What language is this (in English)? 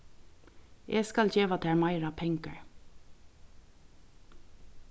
Faroese